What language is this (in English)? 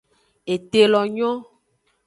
Aja (Benin)